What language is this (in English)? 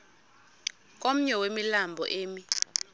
Xhosa